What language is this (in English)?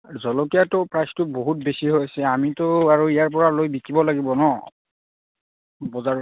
Assamese